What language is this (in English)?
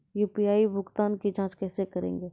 Maithili